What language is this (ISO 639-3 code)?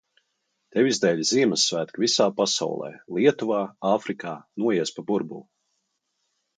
lav